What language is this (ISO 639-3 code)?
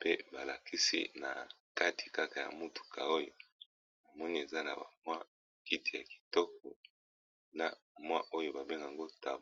lin